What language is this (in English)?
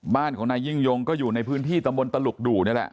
Thai